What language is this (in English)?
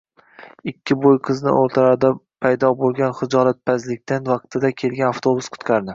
Uzbek